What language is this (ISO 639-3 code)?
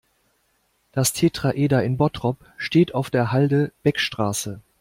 deu